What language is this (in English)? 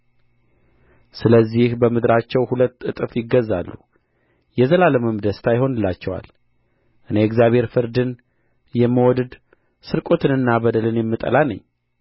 Amharic